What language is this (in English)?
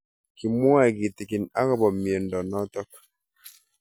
Kalenjin